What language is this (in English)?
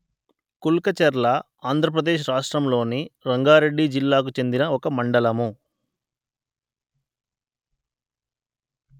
Telugu